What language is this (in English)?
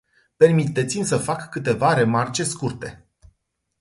Romanian